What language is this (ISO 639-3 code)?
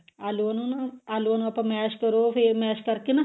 pan